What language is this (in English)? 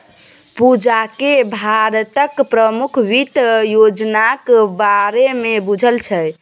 Maithili